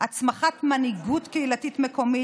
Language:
Hebrew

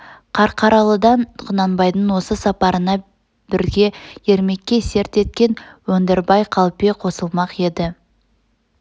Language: Kazakh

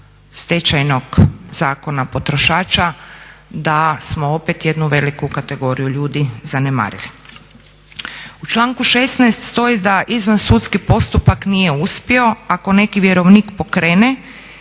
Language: Croatian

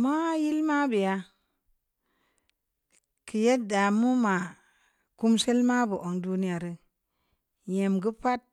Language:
Samba Leko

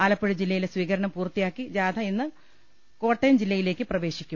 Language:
Malayalam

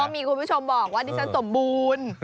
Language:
Thai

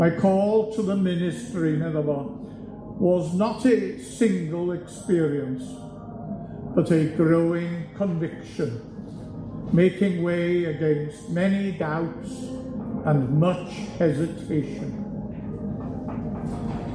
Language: Welsh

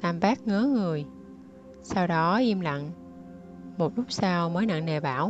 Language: Vietnamese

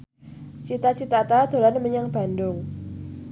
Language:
Javanese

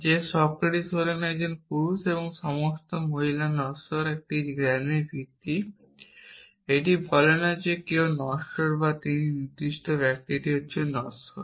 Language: Bangla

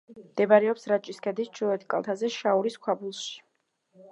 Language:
Georgian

